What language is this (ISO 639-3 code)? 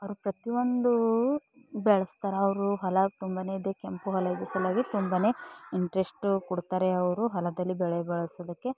kan